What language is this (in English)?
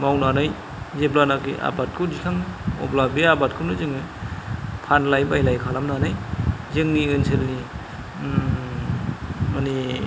Bodo